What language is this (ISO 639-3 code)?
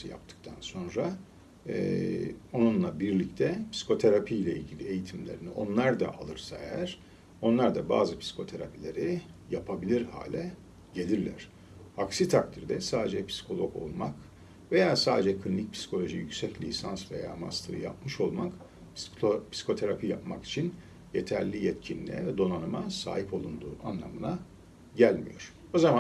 tur